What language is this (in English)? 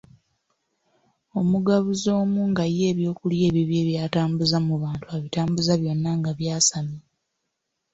Ganda